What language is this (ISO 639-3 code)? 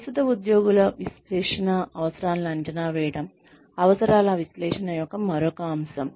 tel